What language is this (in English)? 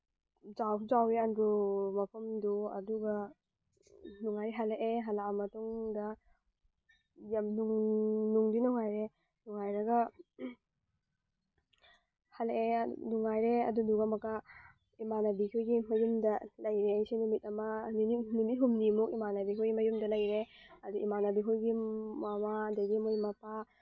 Manipuri